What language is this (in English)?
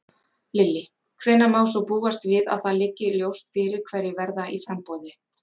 Icelandic